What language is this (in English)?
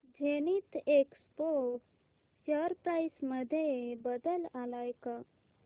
Marathi